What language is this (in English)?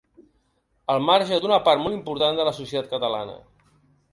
Catalan